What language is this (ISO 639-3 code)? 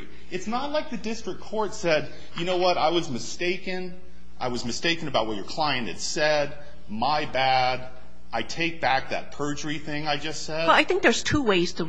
eng